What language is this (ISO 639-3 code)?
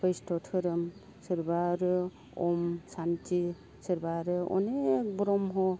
brx